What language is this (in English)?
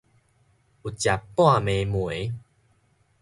Min Nan Chinese